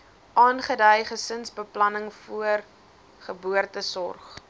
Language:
Afrikaans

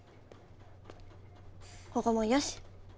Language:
Japanese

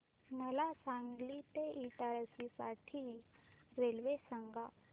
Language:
Marathi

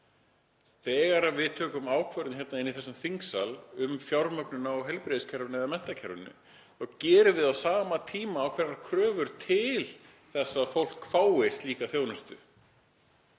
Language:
Icelandic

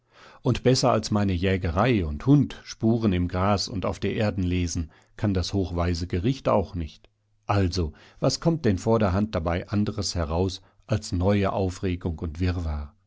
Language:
German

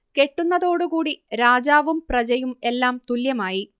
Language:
Malayalam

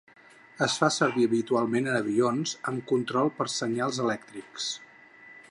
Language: Catalan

